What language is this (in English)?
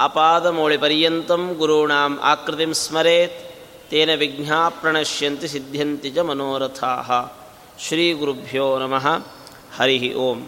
Kannada